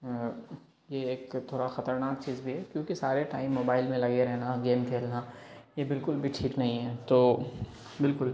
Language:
Urdu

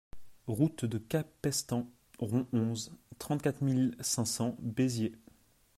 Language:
French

